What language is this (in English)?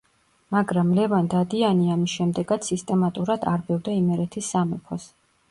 Georgian